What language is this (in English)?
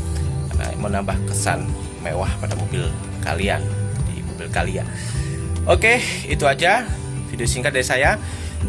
Indonesian